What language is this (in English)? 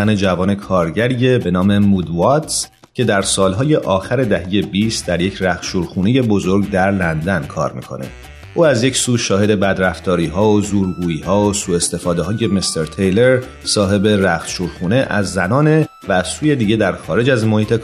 Persian